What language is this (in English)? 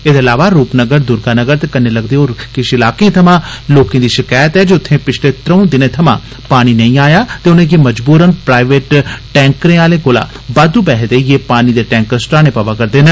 Dogri